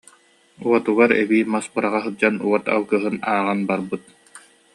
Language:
Yakut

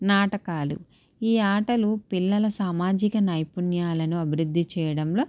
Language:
Telugu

